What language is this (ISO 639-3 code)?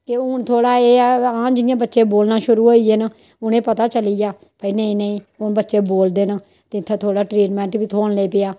doi